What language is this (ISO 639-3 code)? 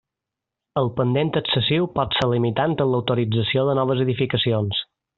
cat